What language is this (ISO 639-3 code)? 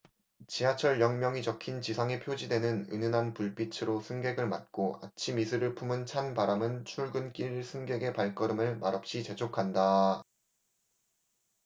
kor